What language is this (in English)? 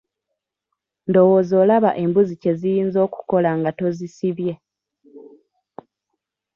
Ganda